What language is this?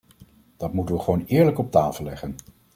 Dutch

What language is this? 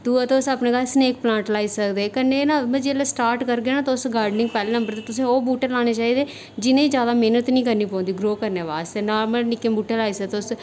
Dogri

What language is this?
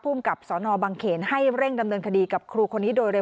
Thai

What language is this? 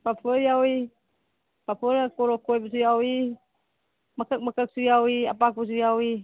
Manipuri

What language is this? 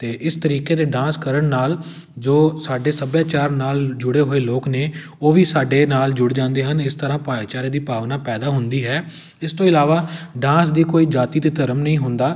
Punjabi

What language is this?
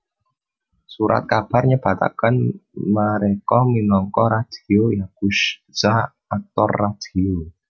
Javanese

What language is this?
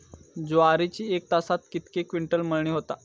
Marathi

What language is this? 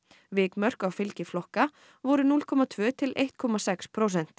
Icelandic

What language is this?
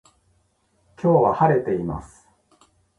Japanese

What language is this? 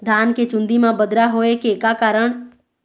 Chhattisgarhi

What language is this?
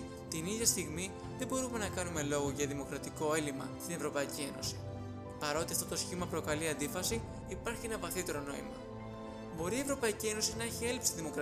Greek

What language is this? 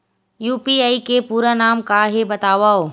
Chhattisgarhi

